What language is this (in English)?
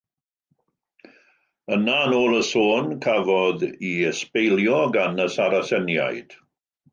Welsh